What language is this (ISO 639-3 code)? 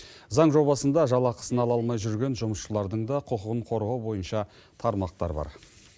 kaz